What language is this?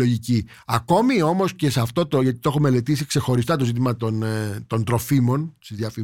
Greek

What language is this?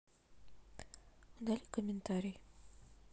Russian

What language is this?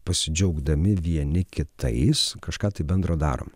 Lithuanian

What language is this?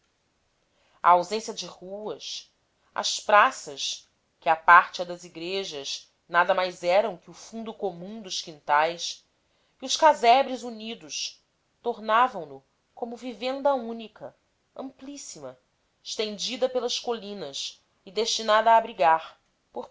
Portuguese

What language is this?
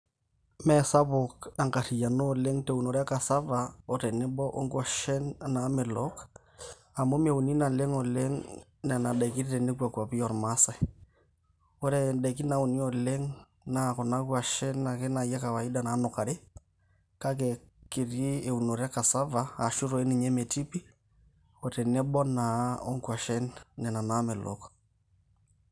Masai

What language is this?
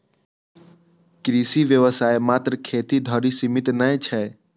Maithili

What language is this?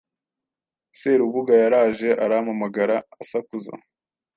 Kinyarwanda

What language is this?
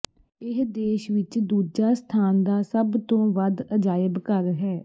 Punjabi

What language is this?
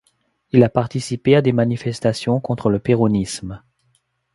French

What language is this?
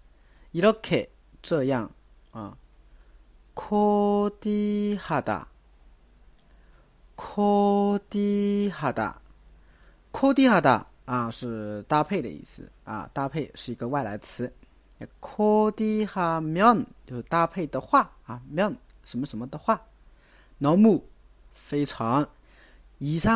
Chinese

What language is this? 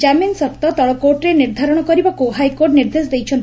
Odia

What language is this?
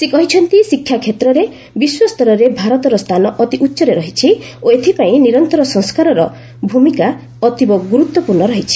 Odia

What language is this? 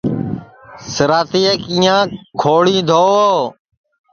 Sansi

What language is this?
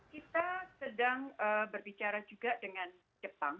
Indonesian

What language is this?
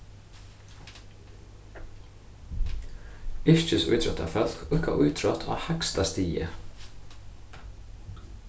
Faroese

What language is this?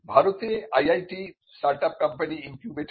Bangla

